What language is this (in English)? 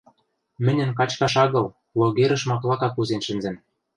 Western Mari